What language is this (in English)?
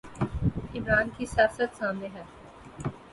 Urdu